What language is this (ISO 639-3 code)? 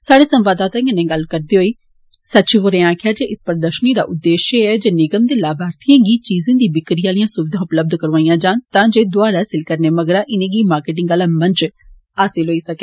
doi